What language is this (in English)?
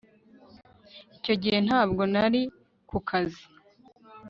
Kinyarwanda